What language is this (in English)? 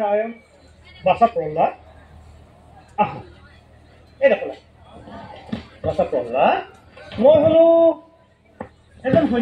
Bangla